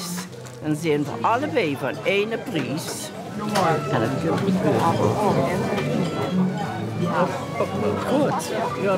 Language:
Dutch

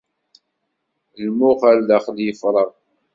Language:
Kabyle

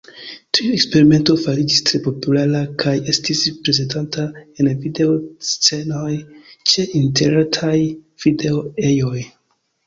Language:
Esperanto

